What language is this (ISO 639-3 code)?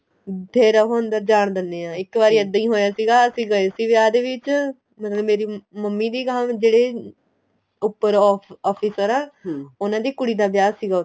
pan